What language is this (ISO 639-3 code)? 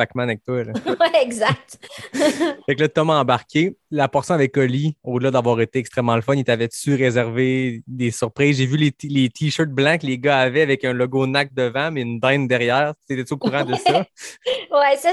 fra